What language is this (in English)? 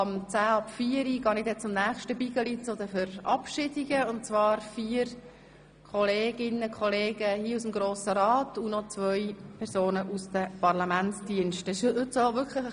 Swiss German